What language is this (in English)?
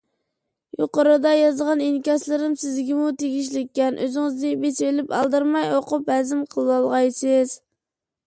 Uyghur